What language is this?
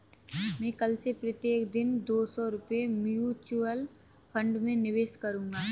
Hindi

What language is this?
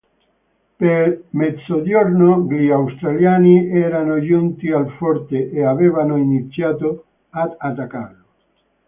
Italian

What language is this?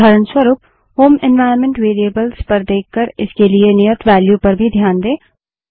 Hindi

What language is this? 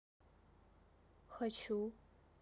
Russian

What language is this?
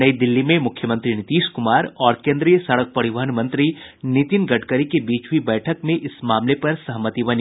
Hindi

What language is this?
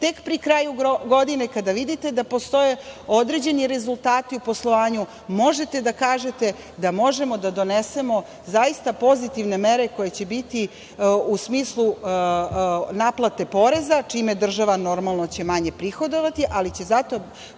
Serbian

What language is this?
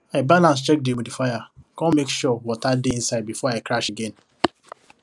Nigerian Pidgin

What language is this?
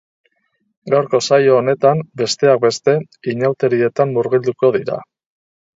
Basque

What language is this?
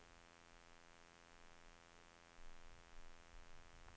Norwegian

